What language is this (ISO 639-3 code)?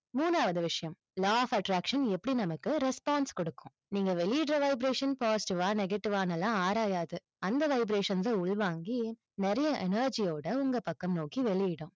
tam